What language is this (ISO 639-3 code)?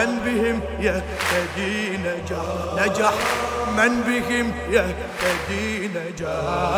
ara